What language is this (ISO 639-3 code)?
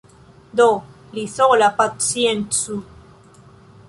epo